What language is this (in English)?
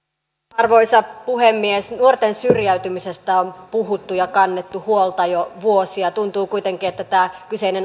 Finnish